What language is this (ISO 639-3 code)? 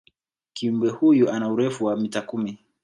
swa